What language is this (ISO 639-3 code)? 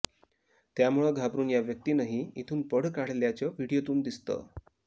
mar